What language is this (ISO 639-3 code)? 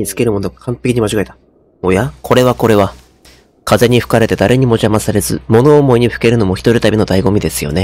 jpn